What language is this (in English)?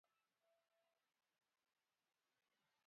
Luo (Kenya and Tanzania)